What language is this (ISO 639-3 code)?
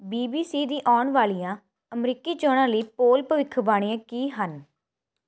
pan